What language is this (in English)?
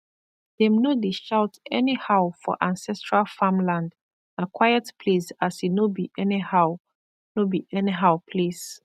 Nigerian Pidgin